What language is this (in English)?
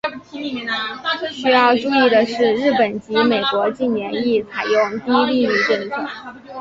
Chinese